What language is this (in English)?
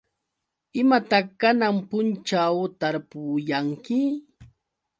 Yauyos Quechua